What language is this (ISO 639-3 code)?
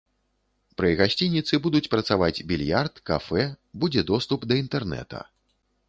bel